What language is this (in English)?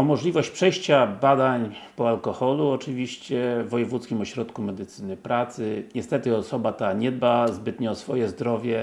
Polish